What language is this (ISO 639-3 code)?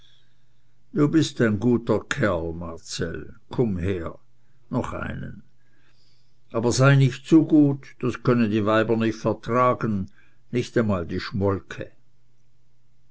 deu